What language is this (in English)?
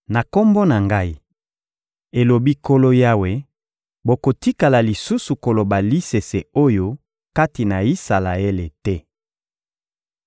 Lingala